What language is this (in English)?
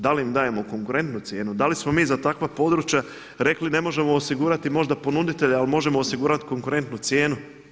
Croatian